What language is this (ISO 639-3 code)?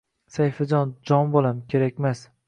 uzb